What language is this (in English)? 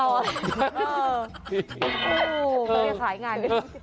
Thai